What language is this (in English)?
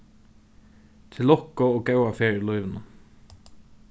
Faroese